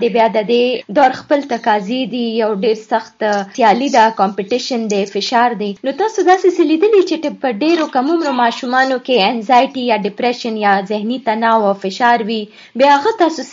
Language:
Urdu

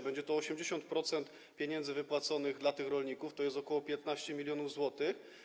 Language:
Polish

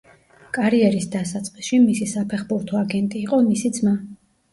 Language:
Georgian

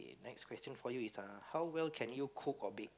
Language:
English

